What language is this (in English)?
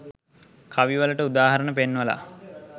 Sinhala